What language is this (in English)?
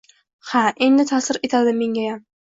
Uzbek